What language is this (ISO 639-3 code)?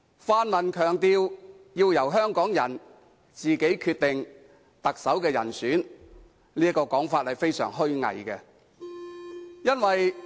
yue